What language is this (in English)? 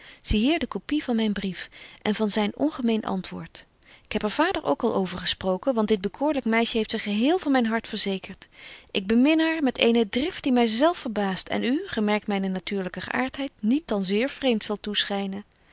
Dutch